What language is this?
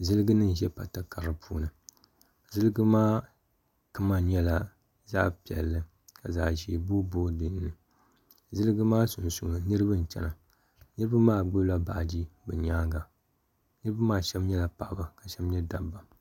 Dagbani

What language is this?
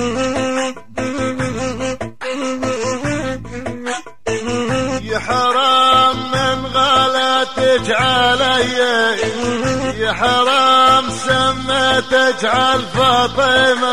Arabic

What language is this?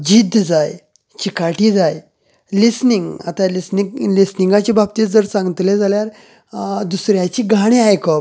Konkani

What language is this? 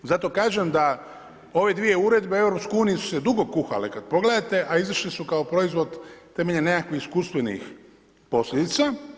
Croatian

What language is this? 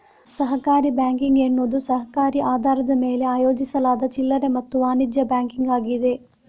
Kannada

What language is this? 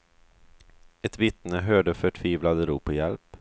Swedish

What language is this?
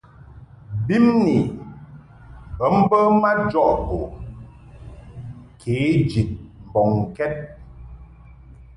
Mungaka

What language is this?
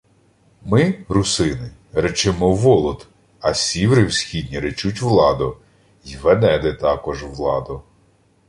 Ukrainian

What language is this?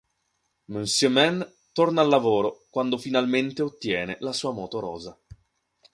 Italian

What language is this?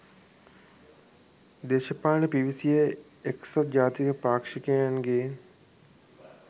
Sinhala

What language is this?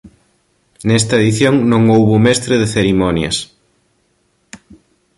Galician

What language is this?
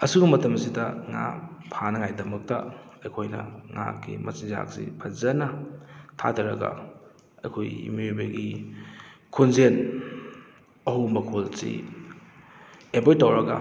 Manipuri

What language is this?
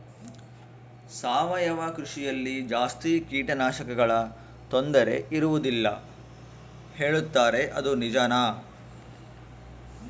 Kannada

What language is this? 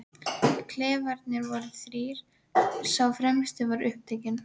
Icelandic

